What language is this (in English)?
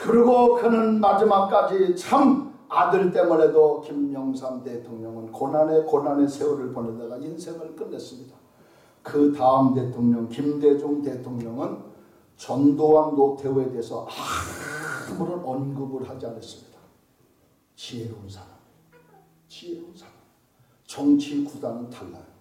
Korean